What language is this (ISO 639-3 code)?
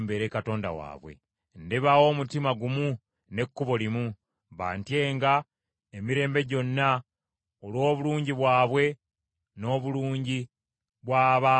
lug